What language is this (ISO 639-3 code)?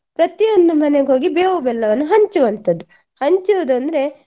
kan